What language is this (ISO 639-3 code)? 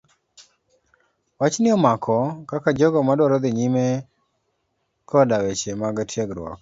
luo